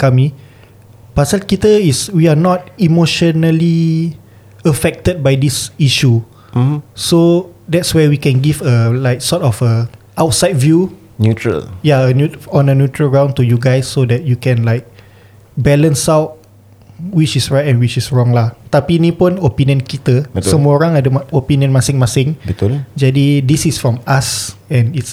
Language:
Malay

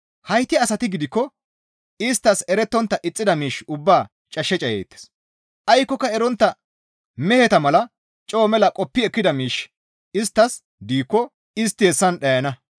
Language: Gamo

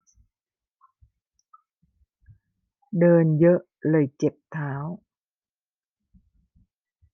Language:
Thai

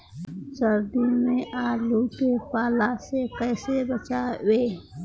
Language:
Bhojpuri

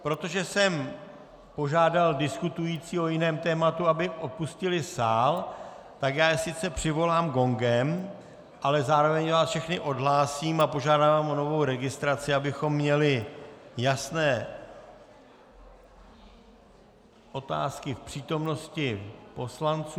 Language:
Czech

